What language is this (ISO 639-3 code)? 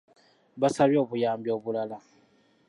lug